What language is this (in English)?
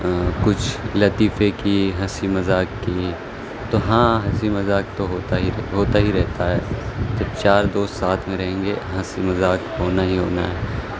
Urdu